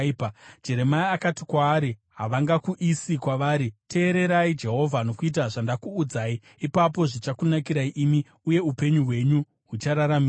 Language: Shona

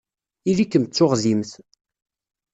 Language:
Kabyle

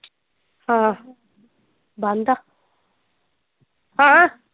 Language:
Punjabi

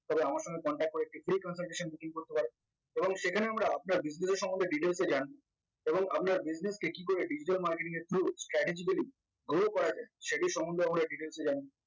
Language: Bangla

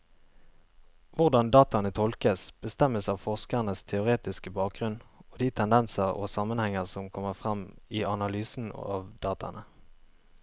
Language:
Norwegian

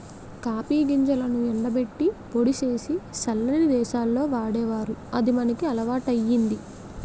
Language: Telugu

